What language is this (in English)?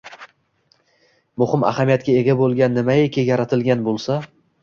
Uzbek